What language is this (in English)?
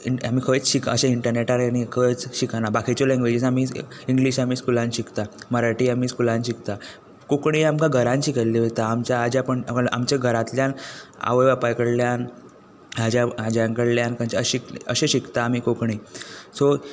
Konkani